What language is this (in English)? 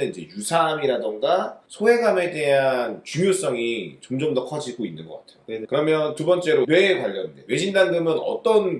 Korean